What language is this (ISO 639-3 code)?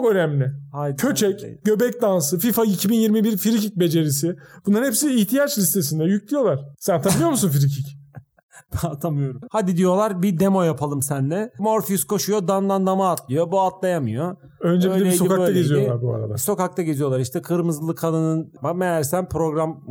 tur